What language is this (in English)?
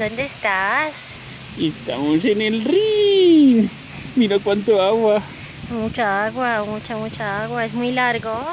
Spanish